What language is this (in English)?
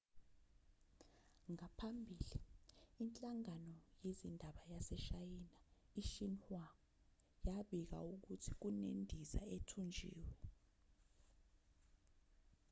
Zulu